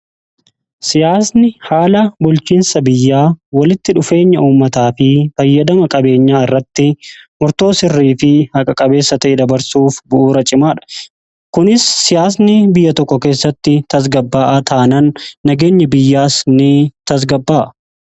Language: Oromo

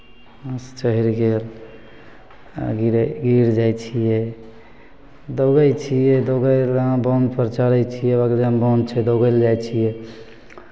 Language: Maithili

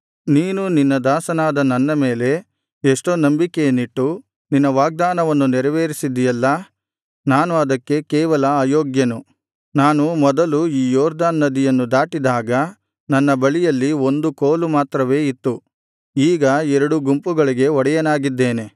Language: Kannada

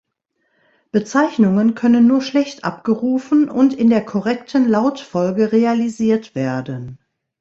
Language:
German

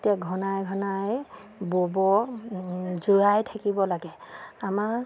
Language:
Assamese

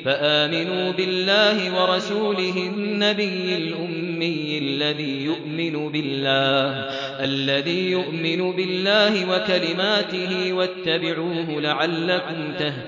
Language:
Arabic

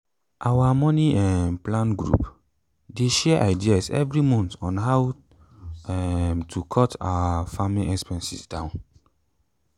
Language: Nigerian Pidgin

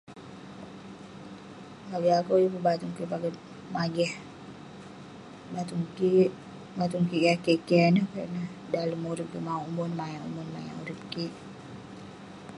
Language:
Western Penan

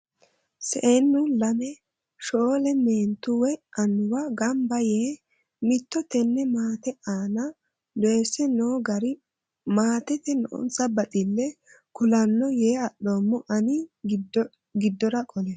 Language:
Sidamo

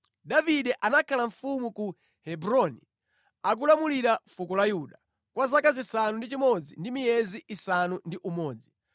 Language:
Nyanja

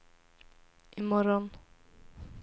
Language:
Swedish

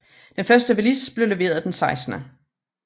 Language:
Danish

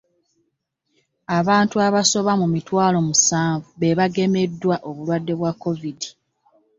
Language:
Ganda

